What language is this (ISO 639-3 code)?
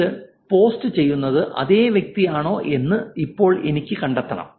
mal